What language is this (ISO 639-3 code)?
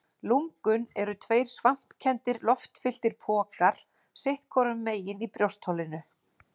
isl